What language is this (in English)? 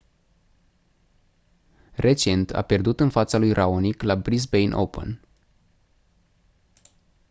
Romanian